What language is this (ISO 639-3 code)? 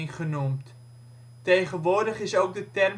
nld